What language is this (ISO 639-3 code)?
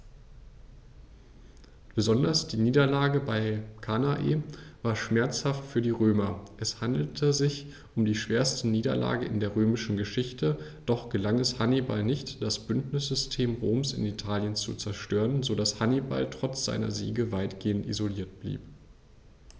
deu